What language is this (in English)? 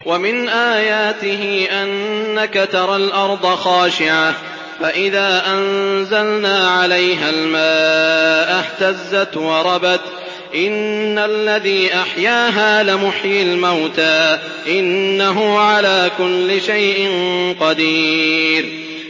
Arabic